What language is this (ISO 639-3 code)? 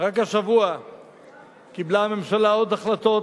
heb